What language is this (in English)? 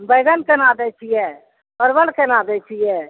Maithili